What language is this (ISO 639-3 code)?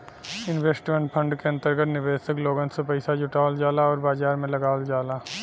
bho